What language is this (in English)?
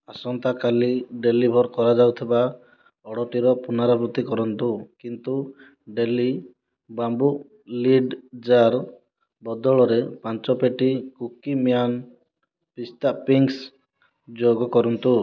Odia